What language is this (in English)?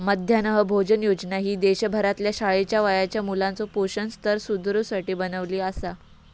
Marathi